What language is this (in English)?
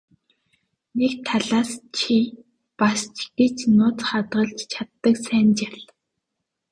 Mongolian